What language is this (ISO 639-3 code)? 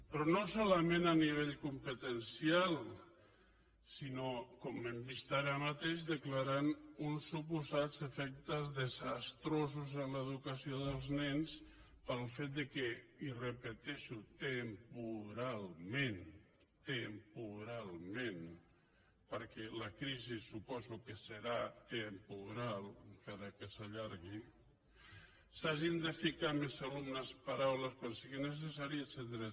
cat